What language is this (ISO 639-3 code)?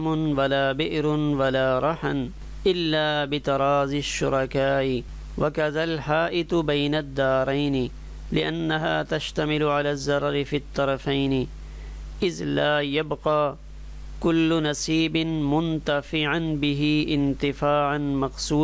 hin